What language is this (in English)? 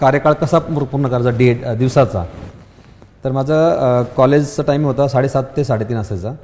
Marathi